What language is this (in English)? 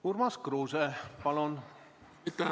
Estonian